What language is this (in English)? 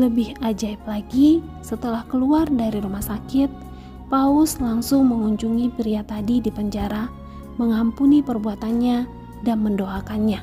Indonesian